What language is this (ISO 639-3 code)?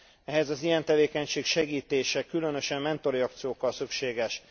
hun